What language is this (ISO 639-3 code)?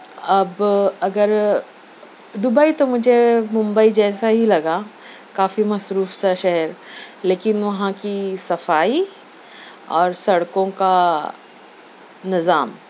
urd